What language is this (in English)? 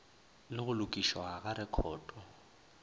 Northern Sotho